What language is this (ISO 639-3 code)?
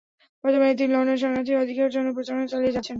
ben